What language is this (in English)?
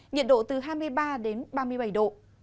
Vietnamese